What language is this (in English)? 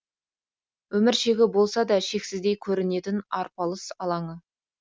Kazakh